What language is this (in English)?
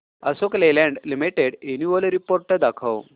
Marathi